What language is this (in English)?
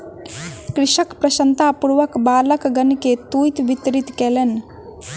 Maithili